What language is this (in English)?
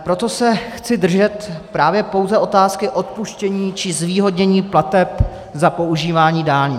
Czech